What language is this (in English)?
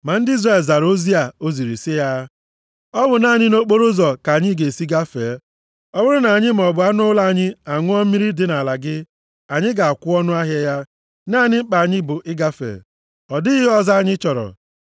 Igbo